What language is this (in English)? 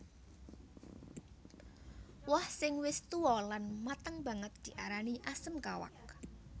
Javanese